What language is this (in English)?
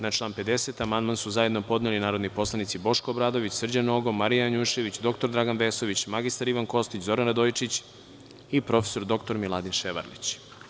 Serbian